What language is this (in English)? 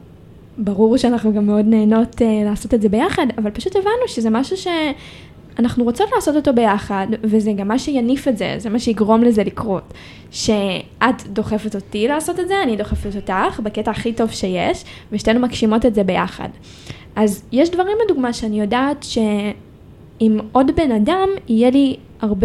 Hebrew